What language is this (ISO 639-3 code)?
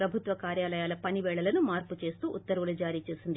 tel